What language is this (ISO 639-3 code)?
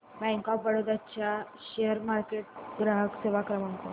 mar